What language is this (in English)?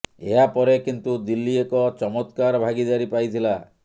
Odia